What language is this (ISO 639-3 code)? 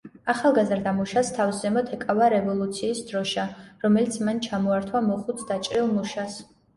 kat